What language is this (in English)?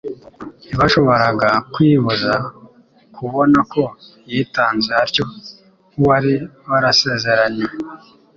Kinyarwanda